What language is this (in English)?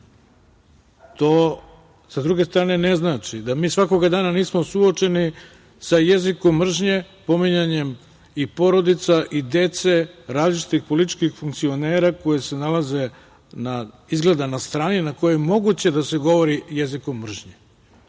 Serbian